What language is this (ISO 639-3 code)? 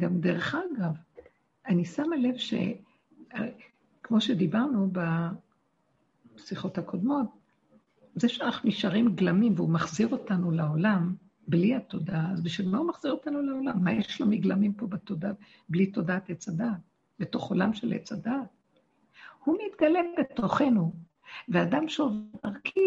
heb